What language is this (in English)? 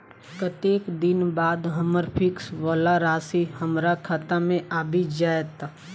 Maithili